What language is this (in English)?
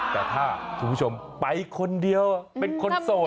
Thai